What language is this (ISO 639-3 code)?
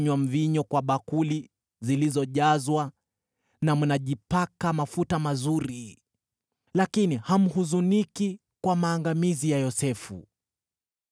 swa